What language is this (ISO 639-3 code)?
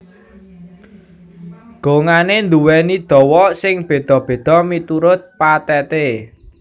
jav